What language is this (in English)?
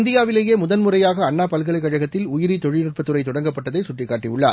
Tamil